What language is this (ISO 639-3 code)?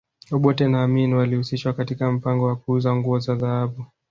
swa